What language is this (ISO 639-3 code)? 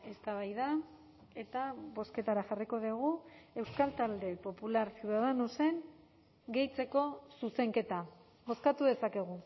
eus